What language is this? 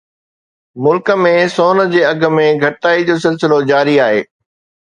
Sindhi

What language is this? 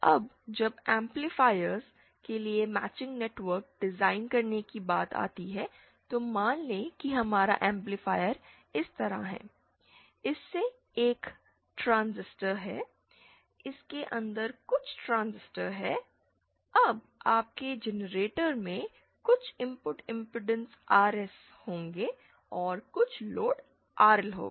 Hindi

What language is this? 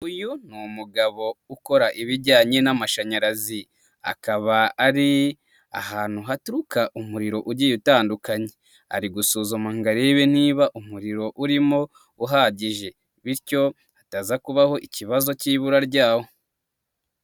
Kinyarwanda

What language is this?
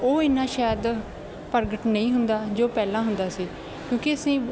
Punjabi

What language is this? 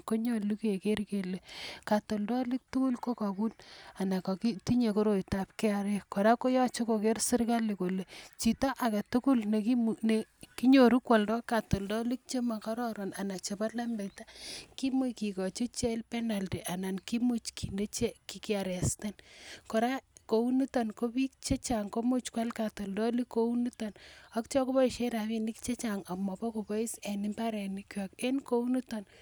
Kalenjin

